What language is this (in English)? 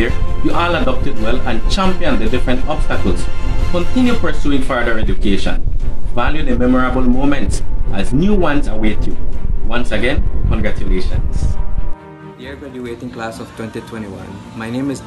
English